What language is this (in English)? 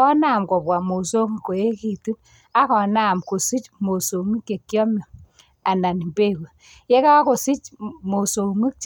Kalenjin